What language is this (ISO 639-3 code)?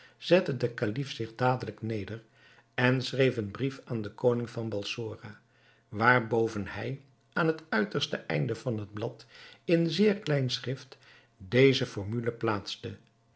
nld